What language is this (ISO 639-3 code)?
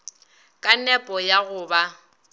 nso